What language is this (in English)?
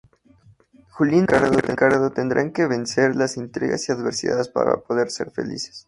Spanish